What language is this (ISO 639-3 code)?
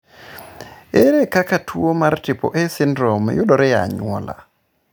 luo